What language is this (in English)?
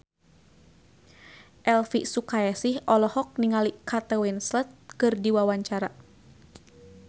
Sundanese